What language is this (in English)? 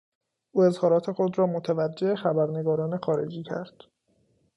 Persian